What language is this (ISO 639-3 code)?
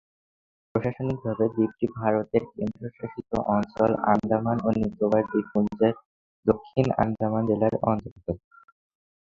ben